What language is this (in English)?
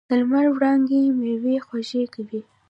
Pashto